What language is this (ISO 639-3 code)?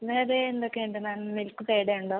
mal